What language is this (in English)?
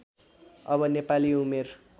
Nepali